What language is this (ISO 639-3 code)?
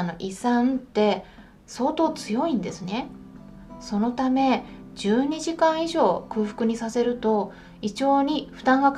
jpn